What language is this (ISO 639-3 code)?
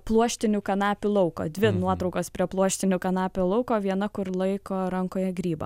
lit